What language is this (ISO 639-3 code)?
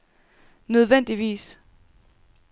dan